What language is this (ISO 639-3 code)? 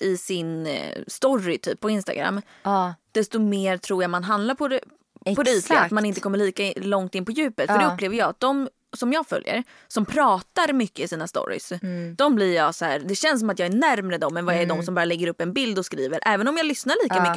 swe